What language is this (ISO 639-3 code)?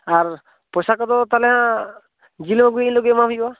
sat